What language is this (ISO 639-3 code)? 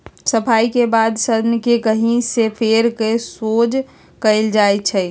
mag